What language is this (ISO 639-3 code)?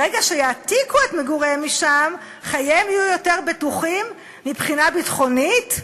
heb